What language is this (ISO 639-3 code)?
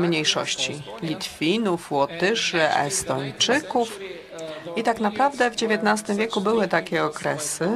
pol